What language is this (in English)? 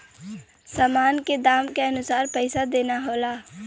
Bhojpuri